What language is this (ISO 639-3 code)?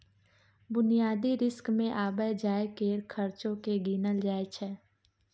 mai